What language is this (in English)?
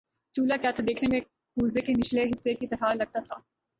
Urdu